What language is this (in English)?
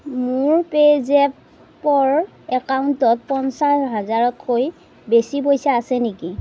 Assamese